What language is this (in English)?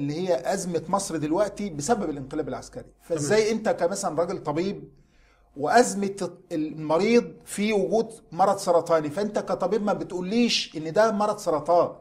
Arabic